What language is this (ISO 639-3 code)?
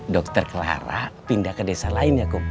ind